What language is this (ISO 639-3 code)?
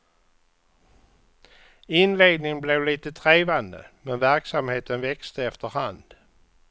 swe